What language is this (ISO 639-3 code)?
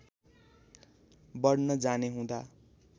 nep